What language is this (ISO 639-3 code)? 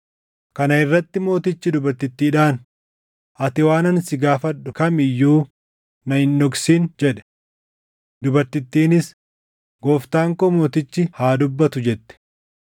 orm